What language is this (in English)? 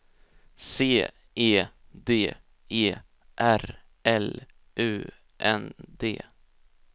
Swedish